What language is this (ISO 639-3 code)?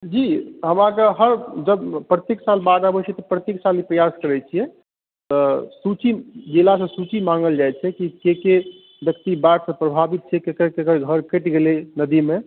mai